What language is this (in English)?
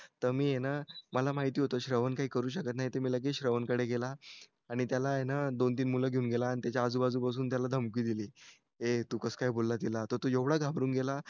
Marathi